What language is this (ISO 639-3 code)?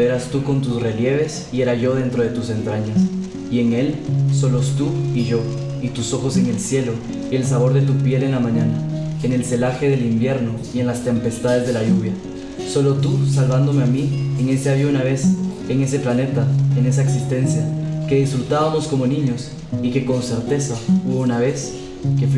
spa